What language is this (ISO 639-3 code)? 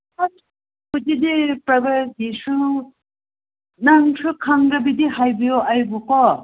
mni